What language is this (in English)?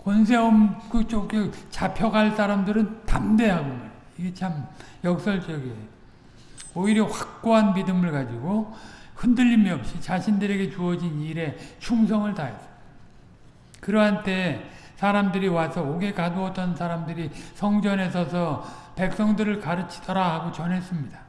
Korean